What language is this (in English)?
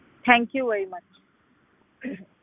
Punjabi